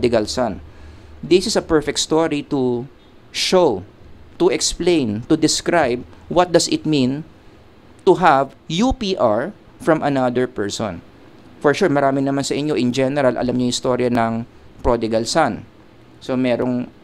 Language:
Filipino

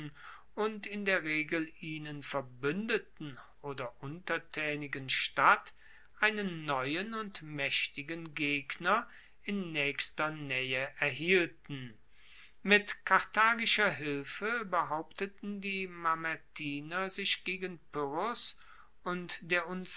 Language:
German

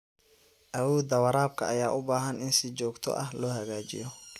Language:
Somali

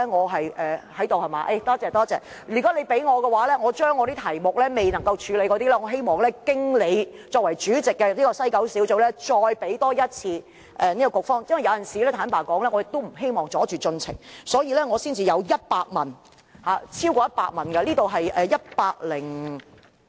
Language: Cantonese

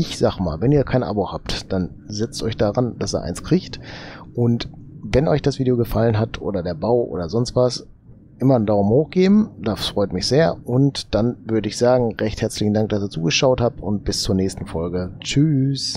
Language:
German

